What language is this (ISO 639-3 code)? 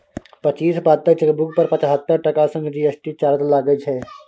mai